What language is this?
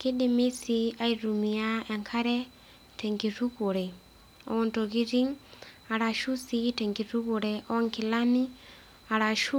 Masai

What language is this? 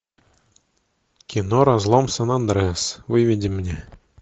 Russian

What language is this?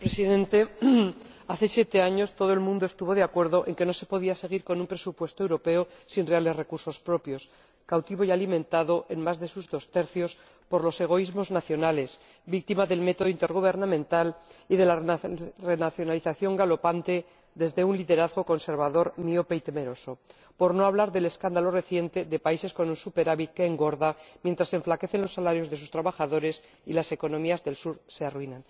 Spanish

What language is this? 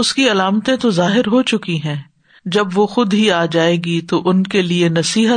Urdu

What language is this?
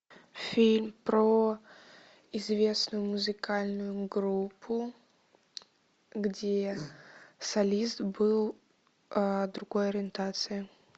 Russian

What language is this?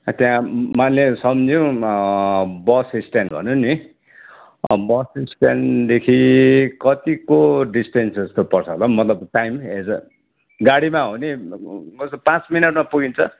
Nepali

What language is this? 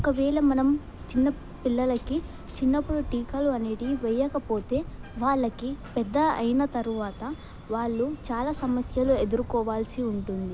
Telugu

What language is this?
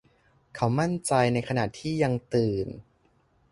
Thai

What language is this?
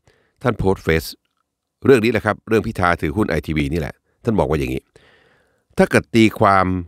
Thai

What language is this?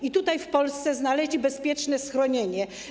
Polish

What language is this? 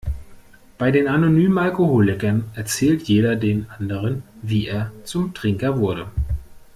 German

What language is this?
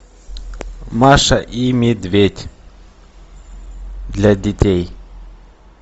Russian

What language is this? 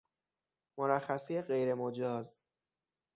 Persian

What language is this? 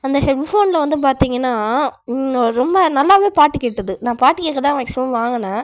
Tamil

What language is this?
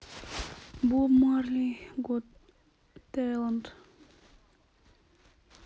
Russian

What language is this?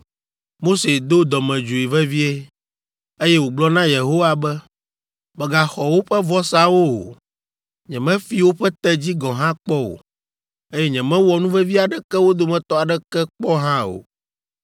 Ewe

